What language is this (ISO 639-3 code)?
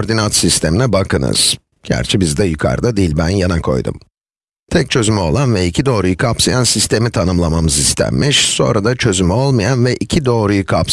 tur